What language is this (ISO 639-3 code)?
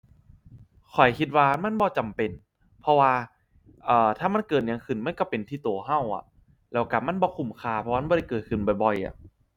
tha